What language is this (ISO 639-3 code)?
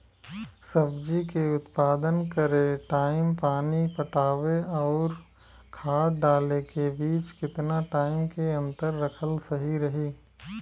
bho